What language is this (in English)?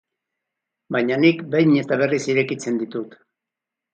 Basque